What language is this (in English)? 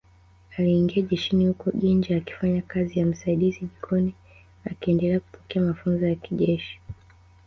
Swahili